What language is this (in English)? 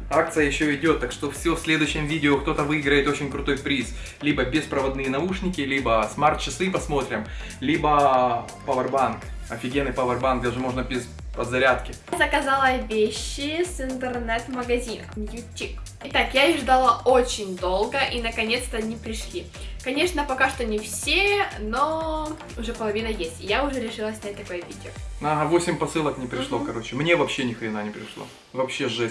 Russian